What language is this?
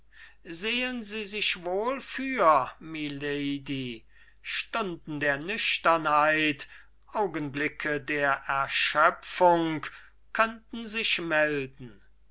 German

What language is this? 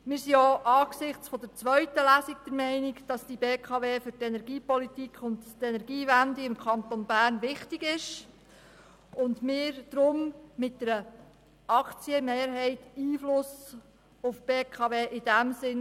Swiss German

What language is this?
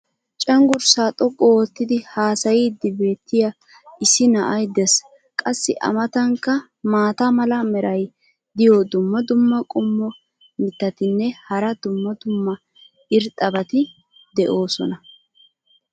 Wolaytta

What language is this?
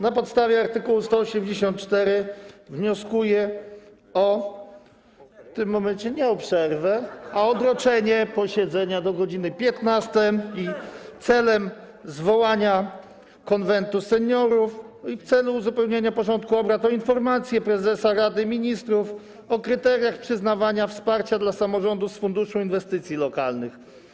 Polish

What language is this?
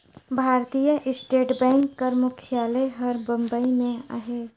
Chhattisgarhi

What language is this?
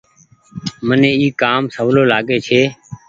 Goaria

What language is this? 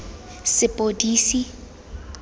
Tswana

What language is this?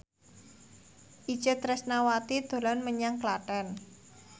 Javanese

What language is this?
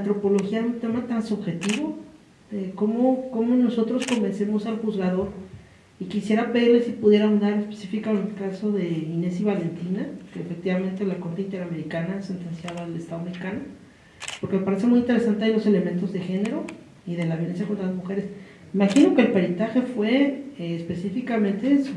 Spanish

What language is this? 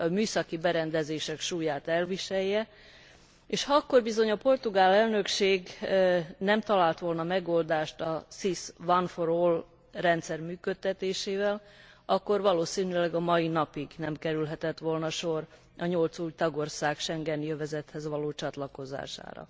Hungarian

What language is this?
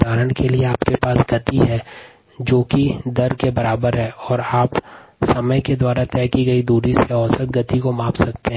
Hindi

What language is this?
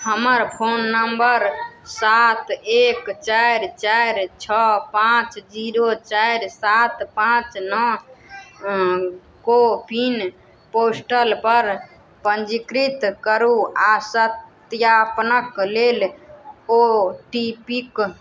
Maithili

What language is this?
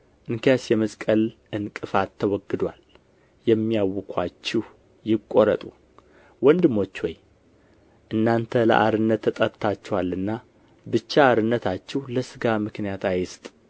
Amharic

